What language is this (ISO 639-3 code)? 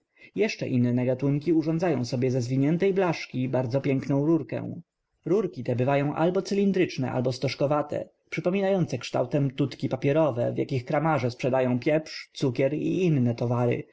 pol